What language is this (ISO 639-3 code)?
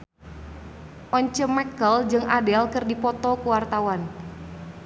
sun